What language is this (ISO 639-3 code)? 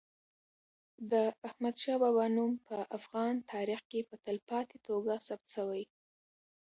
pus